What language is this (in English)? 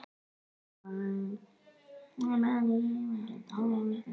Icelandic